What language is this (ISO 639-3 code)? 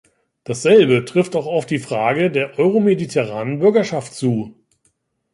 deu